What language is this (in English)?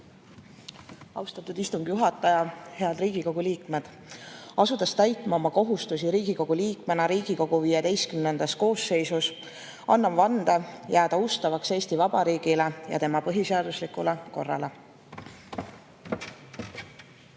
Estonian